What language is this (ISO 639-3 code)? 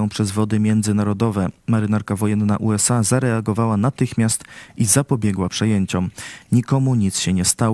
pol